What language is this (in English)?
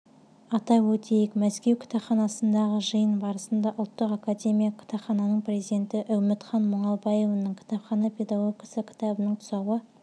Kazakh